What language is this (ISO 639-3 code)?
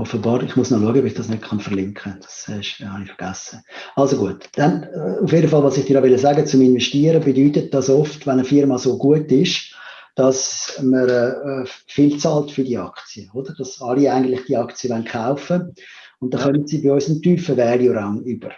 deu